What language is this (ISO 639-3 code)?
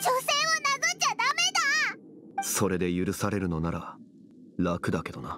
jpn